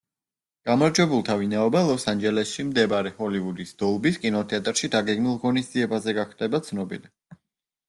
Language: Georgian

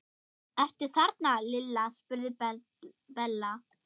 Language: Icelandic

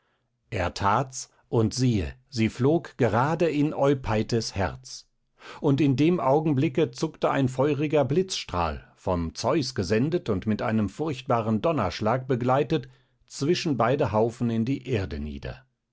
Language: German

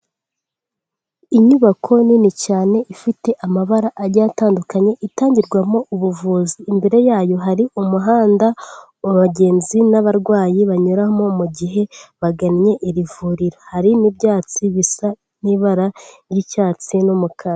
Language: Kinyarwanda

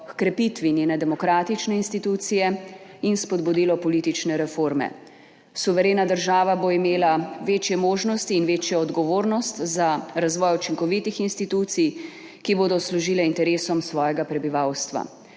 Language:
Slovenian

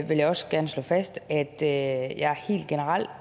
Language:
Danish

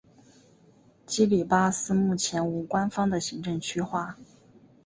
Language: Chinese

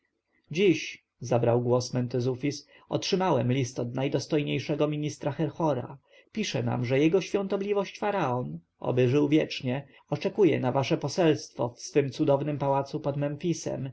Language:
Polish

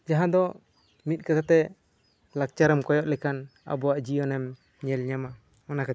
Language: Santali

